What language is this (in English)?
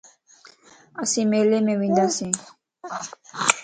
Lasi